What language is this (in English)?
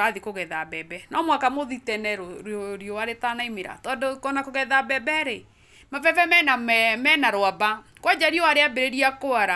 Kikuyu